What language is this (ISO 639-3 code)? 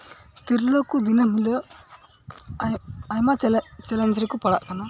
sat